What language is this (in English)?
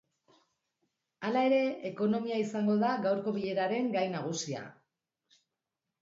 Basque